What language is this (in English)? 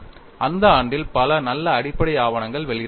Tamil